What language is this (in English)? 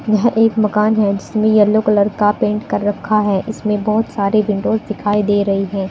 Hindi